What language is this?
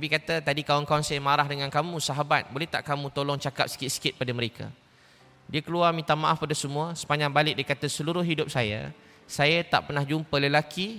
Malay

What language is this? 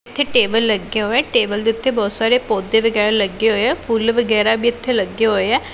Punjabi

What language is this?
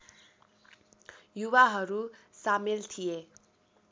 Nepali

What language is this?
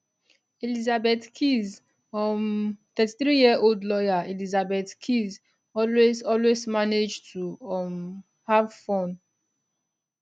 Nigerian Pidgin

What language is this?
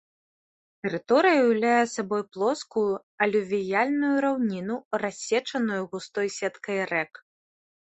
Belarusian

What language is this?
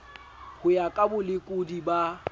Southern Sotho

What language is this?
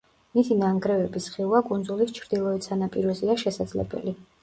Georgian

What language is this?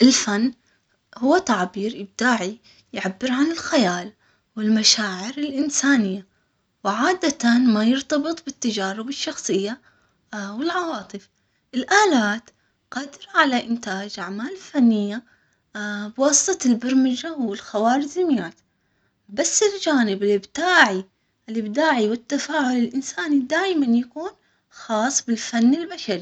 Omani Arabic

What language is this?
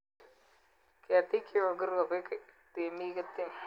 Kalenjin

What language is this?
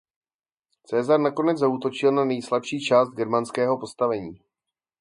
Czech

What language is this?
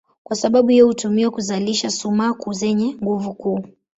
Swahili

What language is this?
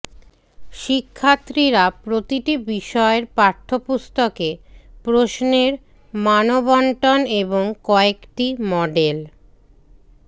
Bangla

